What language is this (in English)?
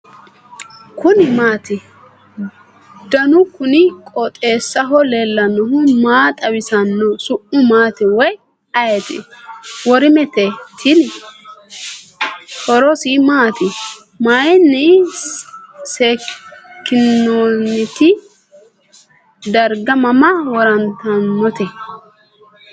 Sidamo